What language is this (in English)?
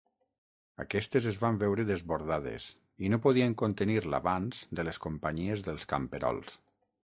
Catalan